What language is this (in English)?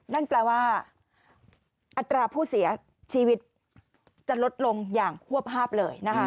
Thai